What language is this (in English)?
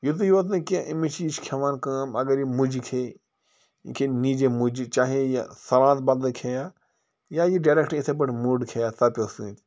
Kashmiri